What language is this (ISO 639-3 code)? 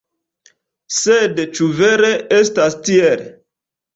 epo